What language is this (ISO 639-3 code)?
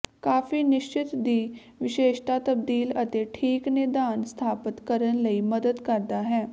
pan